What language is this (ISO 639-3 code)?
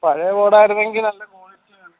mal